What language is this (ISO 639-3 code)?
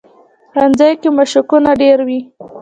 pus